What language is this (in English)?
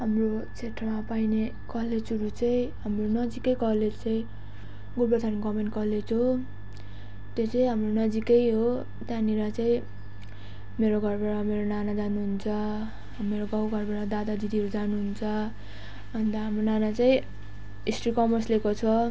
Nepali